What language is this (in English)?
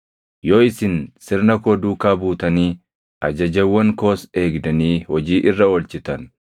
Oromo